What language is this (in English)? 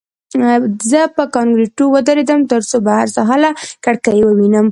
Pashto